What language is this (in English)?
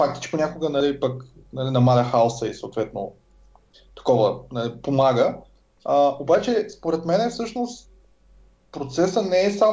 Bulgarian